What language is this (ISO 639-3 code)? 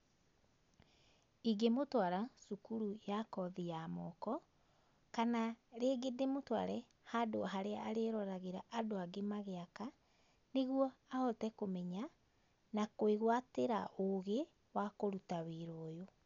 kik